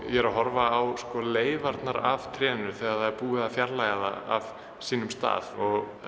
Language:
Icelandic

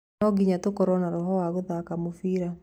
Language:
Kikuyu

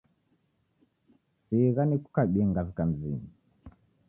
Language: Taita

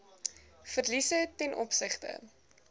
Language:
Afrikaans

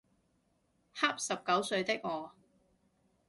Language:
Cantonese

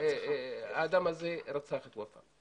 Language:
Hebrew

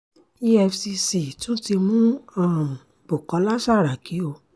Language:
Yoruba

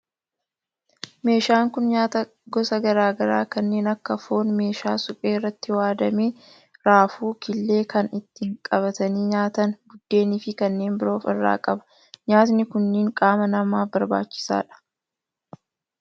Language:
Oromo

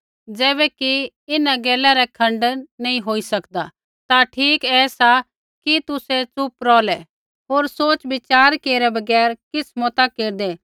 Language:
Kullu Pahari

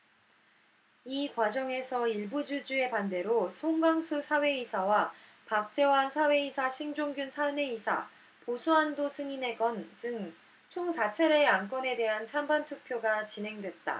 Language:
Korean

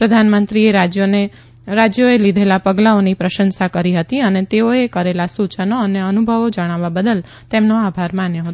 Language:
Gujarati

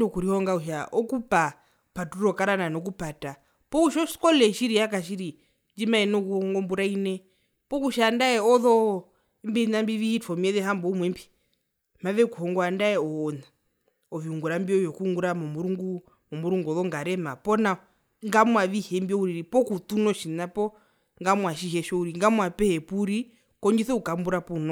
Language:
Herero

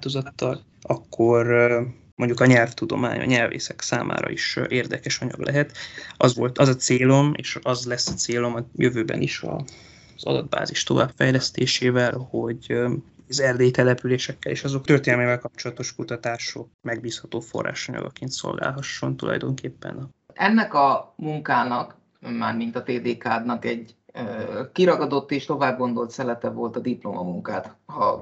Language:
Hungarian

